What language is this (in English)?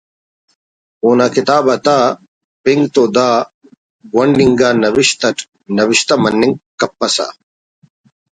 Brahui